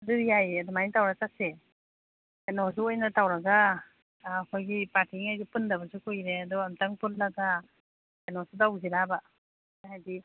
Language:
Manipuri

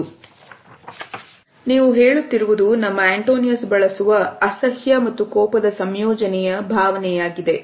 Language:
Kannada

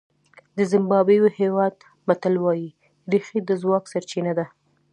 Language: Pashto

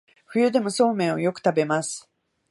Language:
Japanese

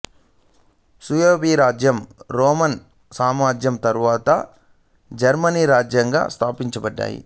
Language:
Telugu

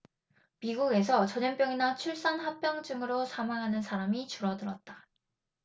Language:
Korean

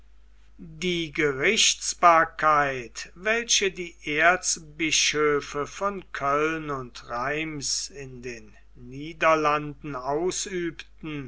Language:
German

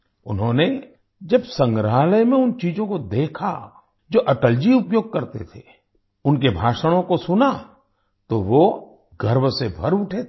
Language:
Hindi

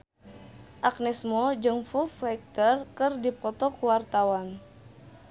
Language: Sundanese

